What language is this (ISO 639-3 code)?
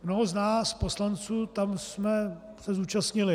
ces